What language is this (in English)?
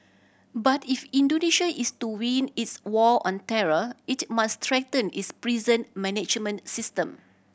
English